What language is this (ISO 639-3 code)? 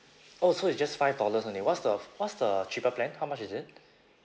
eng